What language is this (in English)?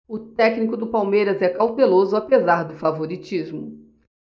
Portuguese